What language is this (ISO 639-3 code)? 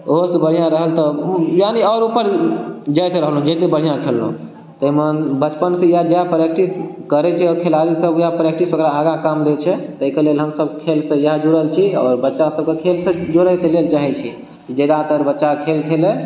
mai